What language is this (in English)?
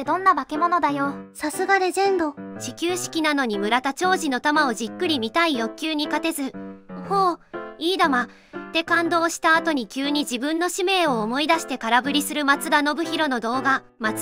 Japanese